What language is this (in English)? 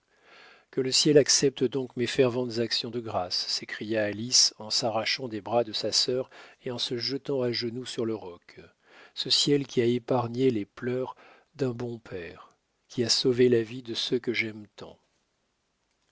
French